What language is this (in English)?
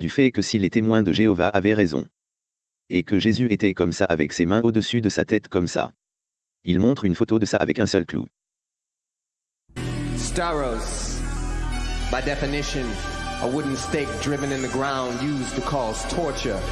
French